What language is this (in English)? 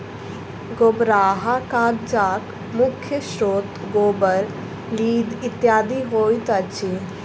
Maithili